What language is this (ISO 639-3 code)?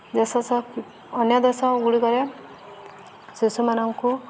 ori